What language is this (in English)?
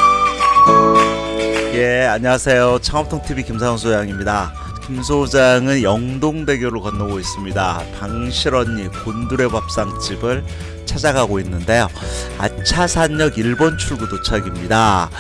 Korean